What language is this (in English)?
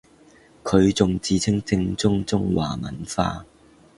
Cantonese